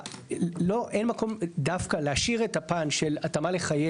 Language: Hebrew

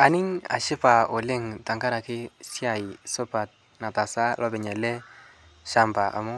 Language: Masai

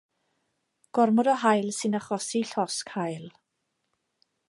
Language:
Welsh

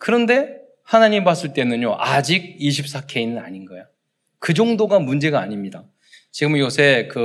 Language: Korean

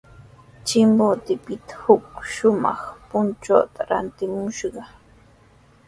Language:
Sihuas Ancash Quechua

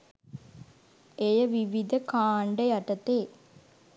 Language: Sinhala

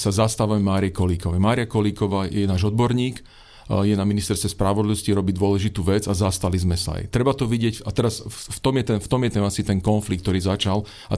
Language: Slovak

